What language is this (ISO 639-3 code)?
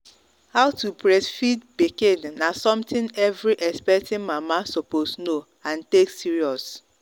pcm